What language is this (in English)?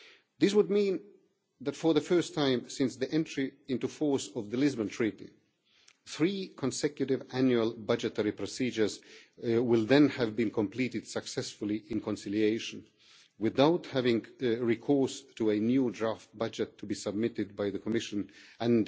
English